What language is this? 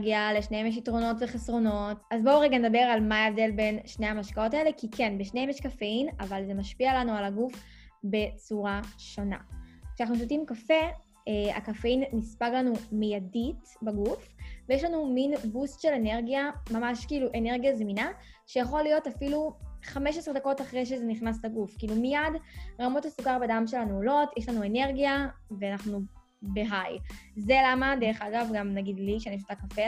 Hebrew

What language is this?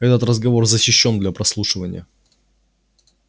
Russian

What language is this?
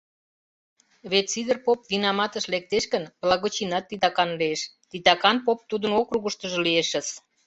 Mari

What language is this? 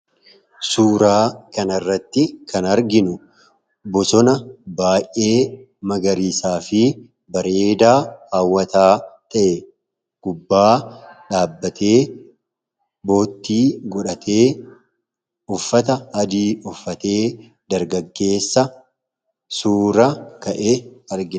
Oromo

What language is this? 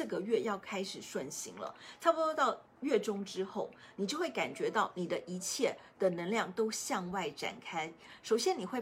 Chinese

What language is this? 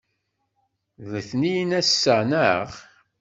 Kabyle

